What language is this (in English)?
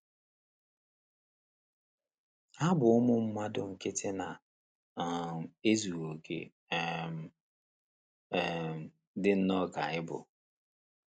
Igbo